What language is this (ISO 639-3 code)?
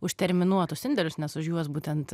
lit